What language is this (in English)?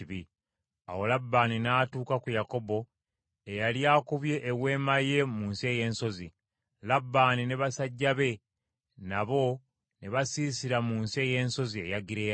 Ganda